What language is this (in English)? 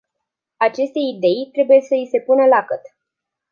Romanian